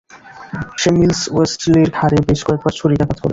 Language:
Bangla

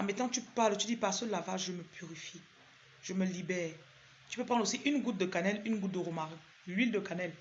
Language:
French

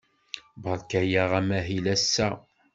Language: Kabyle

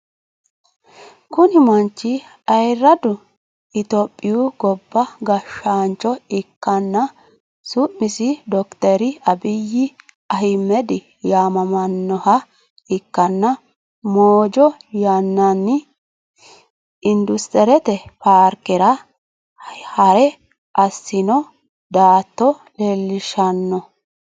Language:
Sidamo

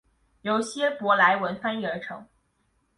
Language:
Chinese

